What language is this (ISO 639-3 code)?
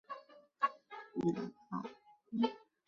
zho